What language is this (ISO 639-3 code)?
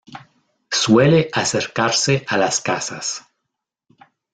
spa